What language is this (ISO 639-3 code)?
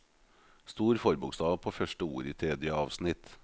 nor